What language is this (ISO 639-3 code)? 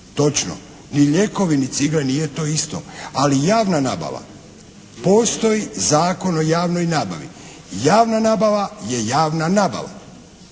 hrv